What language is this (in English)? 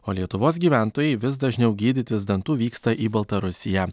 Lithuanian